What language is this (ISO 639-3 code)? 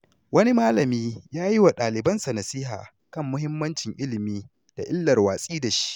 hau